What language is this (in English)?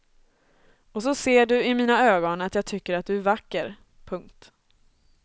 Swedish